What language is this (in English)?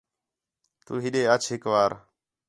Khetrani